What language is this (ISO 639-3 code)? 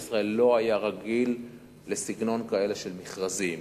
heb